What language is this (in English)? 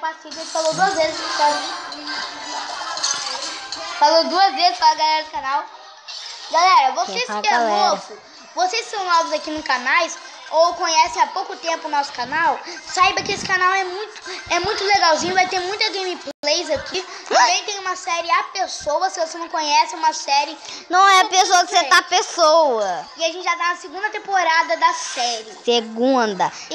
Portuguese